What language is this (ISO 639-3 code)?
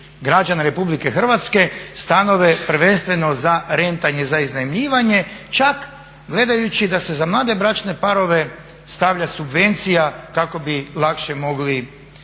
hrv